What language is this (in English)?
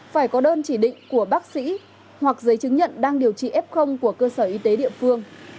Vietnamese